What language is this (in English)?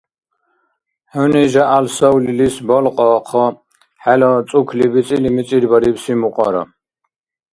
Dargwa